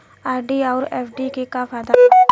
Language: Bhojpuri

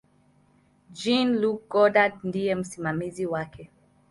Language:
Swahili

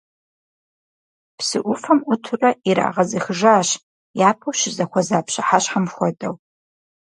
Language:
Kabardian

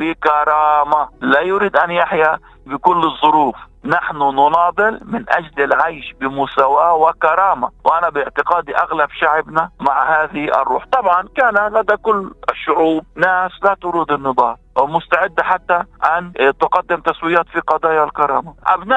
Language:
Arabic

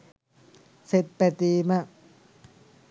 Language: Sinhala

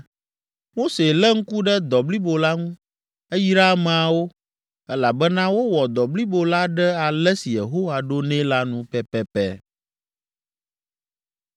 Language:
Ewe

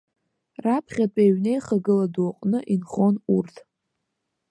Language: Abkhazian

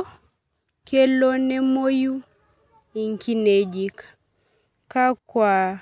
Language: Masai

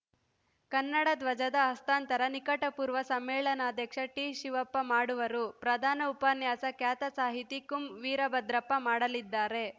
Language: Kannada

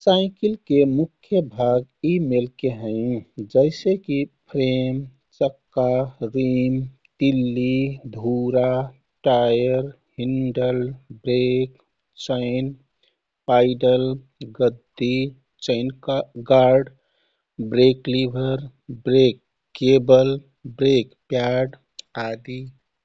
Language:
Kathoriya Tharu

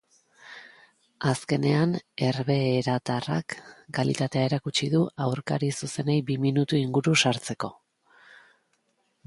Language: Basque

